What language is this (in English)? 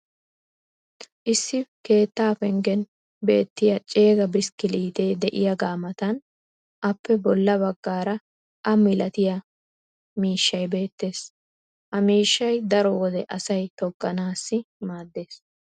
Wolaytta